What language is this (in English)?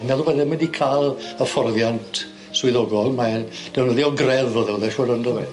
Welsh